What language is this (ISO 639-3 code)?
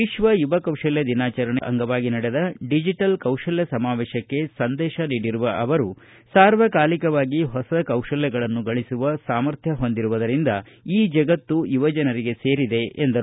kan